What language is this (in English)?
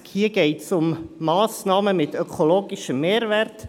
Swiss German